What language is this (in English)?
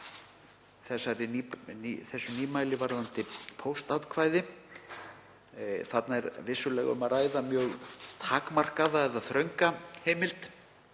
Icelandic